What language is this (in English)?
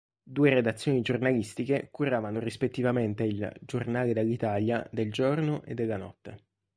Italian